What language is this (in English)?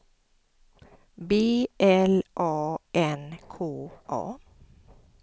Swedish